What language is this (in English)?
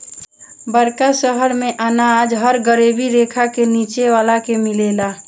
Bhojpuri